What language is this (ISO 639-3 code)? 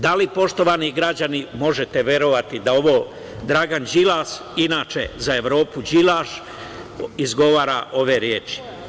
srp